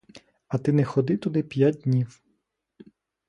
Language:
Ukrainian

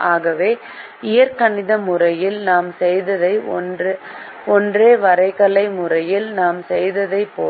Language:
Tamil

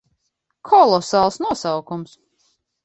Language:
Latvian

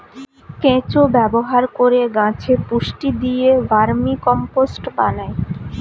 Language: Bangla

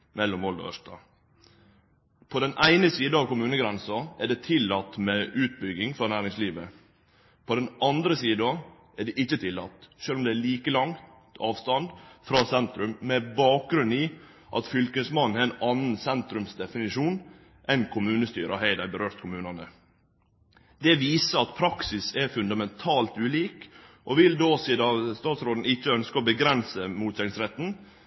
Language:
Norwegian Nynorsk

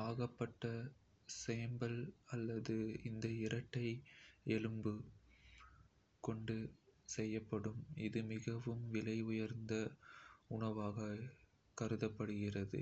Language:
Kota (India)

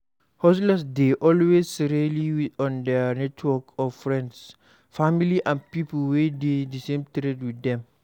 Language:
Nigerian Pidgin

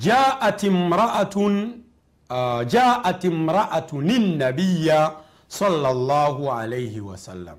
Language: Swahili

